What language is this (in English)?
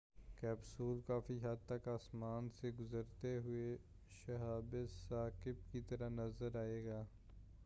Urdu